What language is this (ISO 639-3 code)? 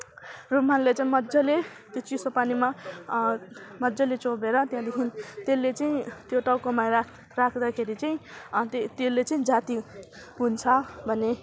nep